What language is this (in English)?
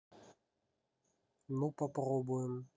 Russian